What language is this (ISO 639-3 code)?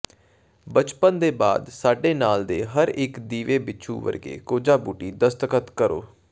pan